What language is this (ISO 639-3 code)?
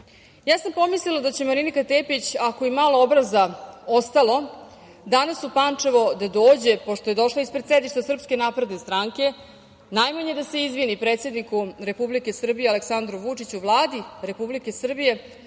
srp